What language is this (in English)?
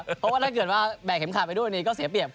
Thai